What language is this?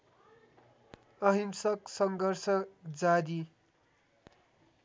Nepali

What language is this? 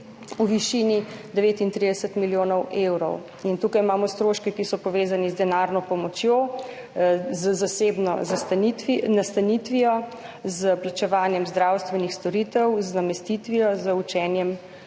Slovenian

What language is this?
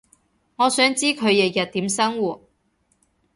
Cantonese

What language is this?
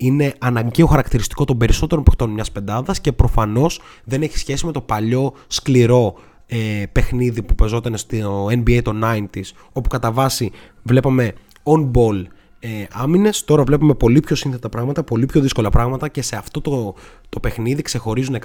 Greek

